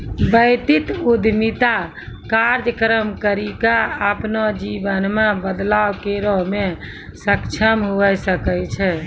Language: Maithili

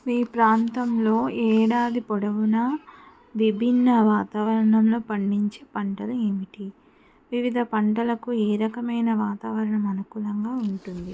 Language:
Telugu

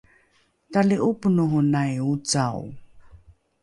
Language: Rukai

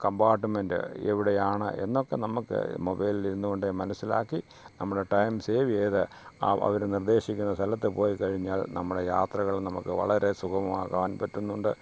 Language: Malayalam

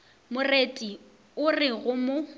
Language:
Northern Sotho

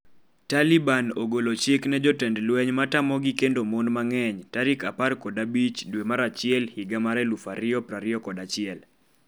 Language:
Luo (Kenya and Tanzania)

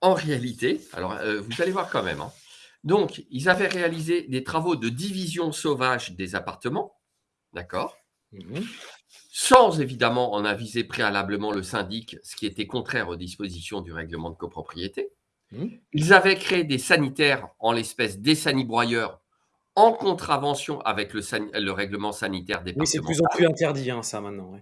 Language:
French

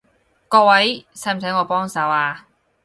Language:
Cantonese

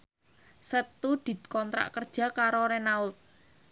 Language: Javanese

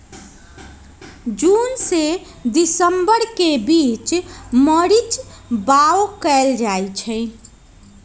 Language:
Magahi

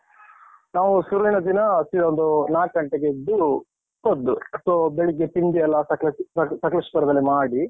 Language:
Kannada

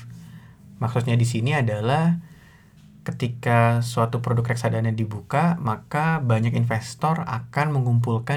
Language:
Indonesian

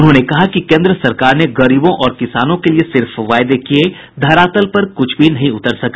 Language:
Hindi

